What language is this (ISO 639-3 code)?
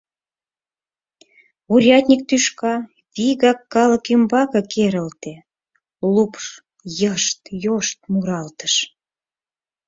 chm